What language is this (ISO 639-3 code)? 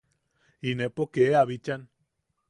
yaq